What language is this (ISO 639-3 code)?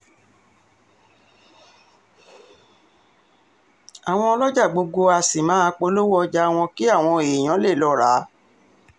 yor